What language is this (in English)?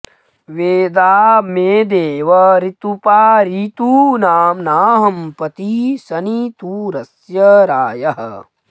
Sanskrit